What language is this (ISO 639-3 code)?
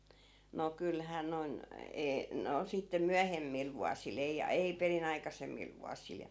fin